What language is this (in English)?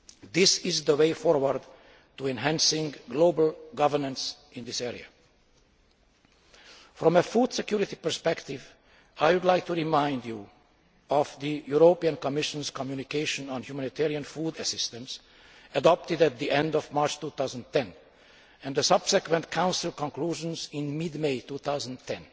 English